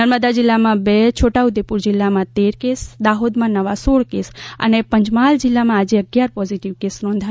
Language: Gujarati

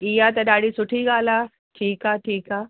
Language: Sindhi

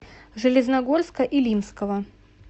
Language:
Russian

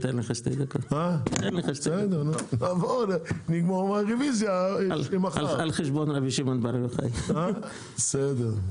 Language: Hebrew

